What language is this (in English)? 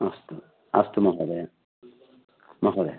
Sanskrit